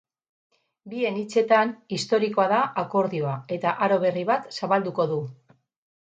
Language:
Basque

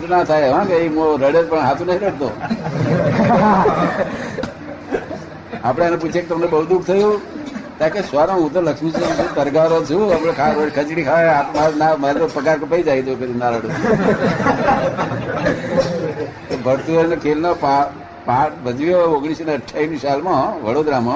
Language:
Gujarati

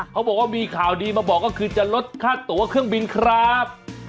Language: Thai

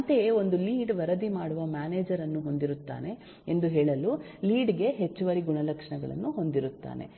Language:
Kannada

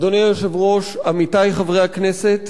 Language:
Hebrew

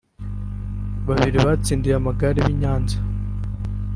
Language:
Kinyarwanda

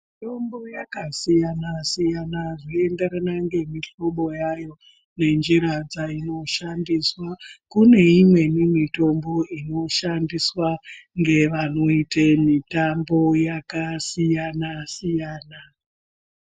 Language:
Ndau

